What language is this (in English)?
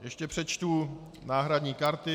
Czech